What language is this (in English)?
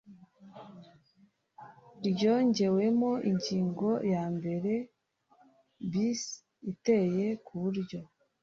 Kinyarwanda